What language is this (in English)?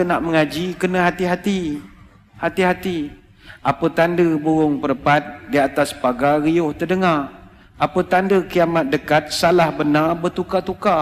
Malay